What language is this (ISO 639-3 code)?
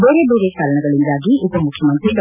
kan